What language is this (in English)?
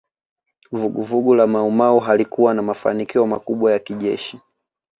Swahili